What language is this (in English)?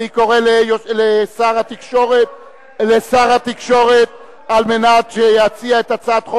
Hebrew